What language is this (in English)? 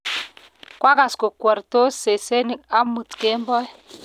Kalenjin